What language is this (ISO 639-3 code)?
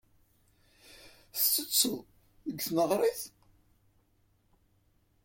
kab